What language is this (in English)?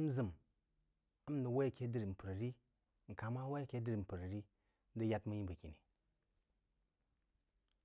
Jiba